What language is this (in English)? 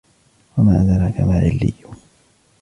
Arabic